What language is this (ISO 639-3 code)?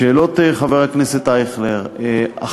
heb